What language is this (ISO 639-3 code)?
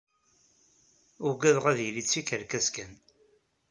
kab